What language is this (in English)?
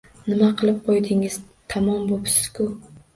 Uzbek